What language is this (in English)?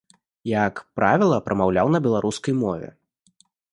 Belarusian